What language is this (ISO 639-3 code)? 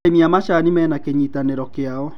kik